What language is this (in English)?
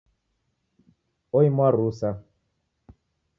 Taita